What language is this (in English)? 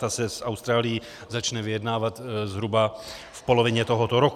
Czech